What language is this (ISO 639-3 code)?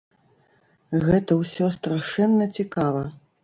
bel